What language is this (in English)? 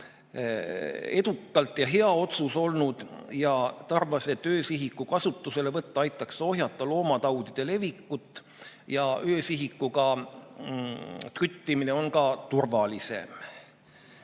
Estonian